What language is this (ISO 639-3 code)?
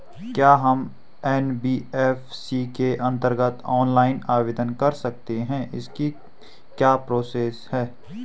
hin